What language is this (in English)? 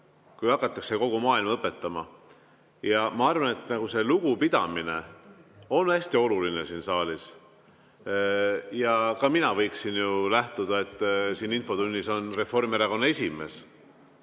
Estonian